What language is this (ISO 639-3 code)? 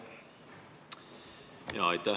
est